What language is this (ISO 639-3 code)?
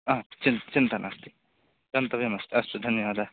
san